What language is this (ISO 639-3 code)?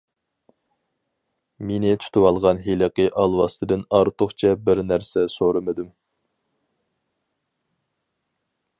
uig